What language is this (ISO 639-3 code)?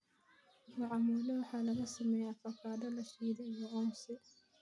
som